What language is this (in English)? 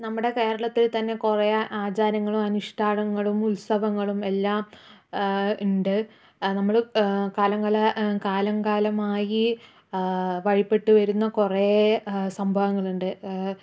Malayalam